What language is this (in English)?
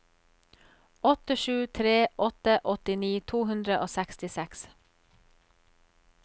Norwegian